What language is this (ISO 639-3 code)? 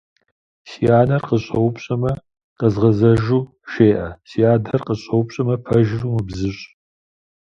kbd